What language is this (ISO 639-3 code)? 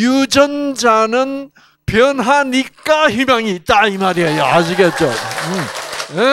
kor